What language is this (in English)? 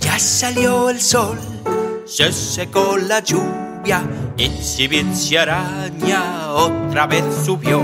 Spanish